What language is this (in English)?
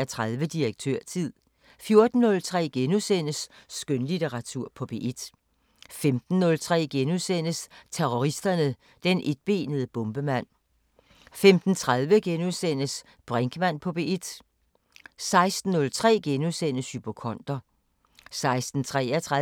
Danish